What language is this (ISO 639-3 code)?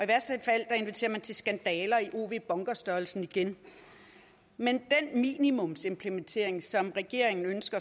dan